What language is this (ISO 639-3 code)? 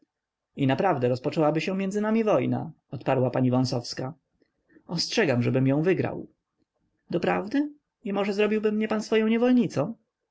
pol